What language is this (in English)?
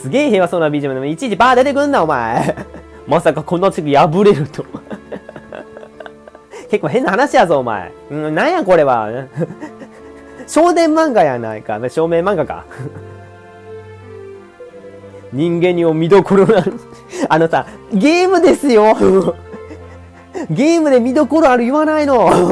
Japanese